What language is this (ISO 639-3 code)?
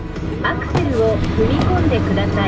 jpn